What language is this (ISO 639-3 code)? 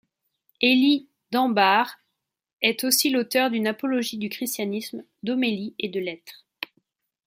fra